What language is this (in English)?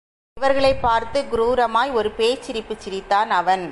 Tamil